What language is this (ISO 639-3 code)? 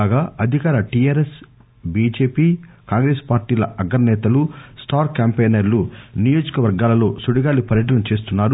tel